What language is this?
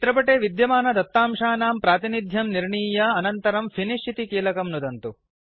Sanskrit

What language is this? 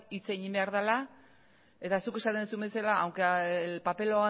Basque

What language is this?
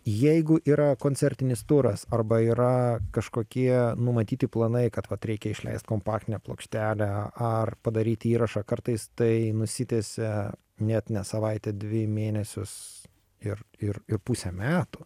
Lithuanian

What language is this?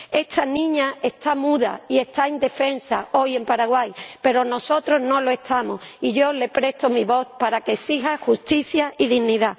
Spanish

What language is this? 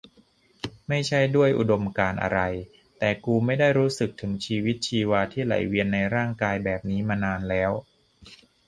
Thai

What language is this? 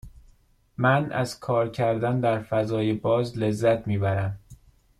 Persian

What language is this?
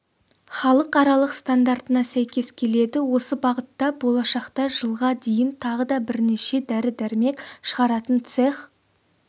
Kazakh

